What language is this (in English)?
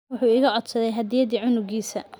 Somali